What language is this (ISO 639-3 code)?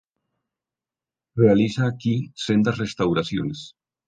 spa